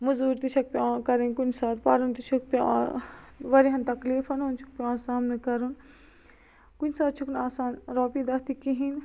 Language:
Kashmiri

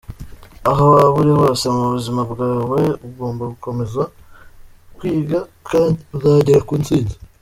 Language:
Kinyarwanda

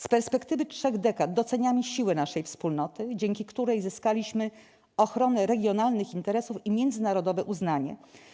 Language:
Polish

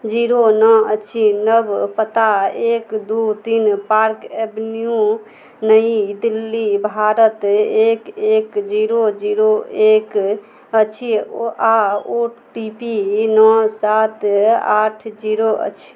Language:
Maithili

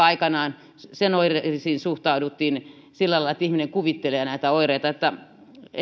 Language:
Finnish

